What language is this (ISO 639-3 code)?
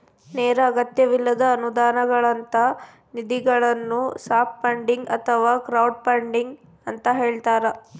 kan